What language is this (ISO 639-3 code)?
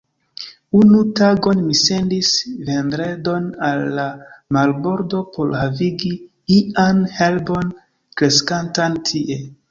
epo